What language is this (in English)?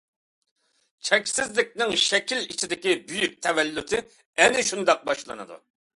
Uyghur